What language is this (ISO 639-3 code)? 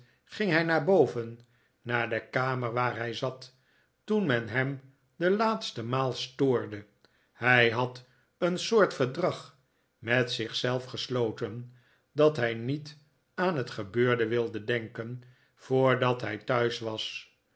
nld